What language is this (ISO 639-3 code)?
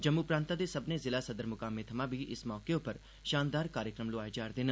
doi